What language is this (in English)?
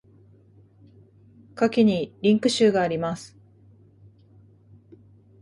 Japanese